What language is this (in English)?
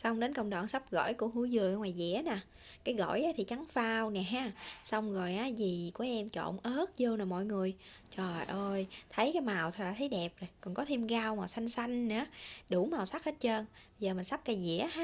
Vietnamese